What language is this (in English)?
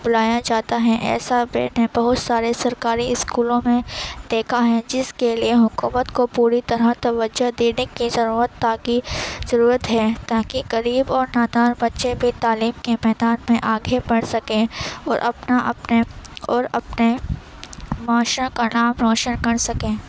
Urdu